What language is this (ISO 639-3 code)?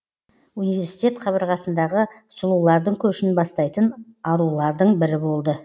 kaz